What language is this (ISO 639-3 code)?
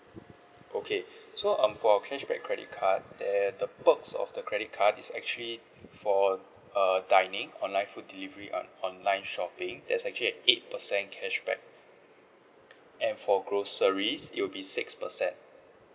eng